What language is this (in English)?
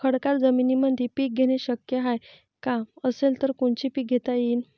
Marathi